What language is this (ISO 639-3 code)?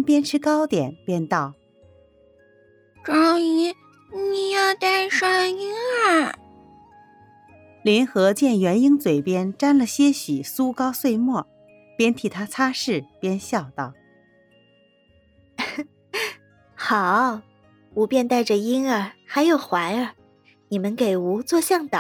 zho